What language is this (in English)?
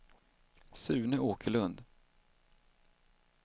Swedish